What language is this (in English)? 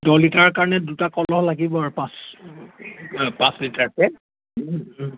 Assamese